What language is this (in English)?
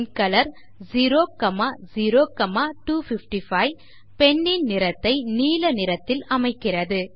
Tamil